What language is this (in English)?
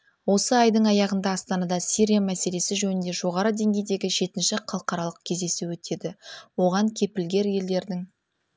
Kazakh